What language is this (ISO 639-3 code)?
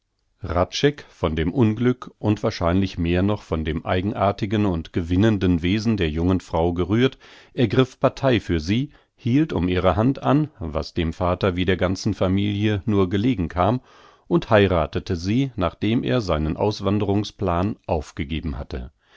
deu